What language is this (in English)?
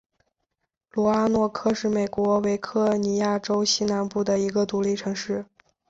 Chinese